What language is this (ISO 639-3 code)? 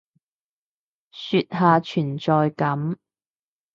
yue